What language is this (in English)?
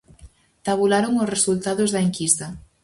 Galician